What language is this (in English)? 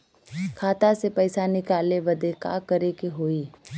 Bhojpuri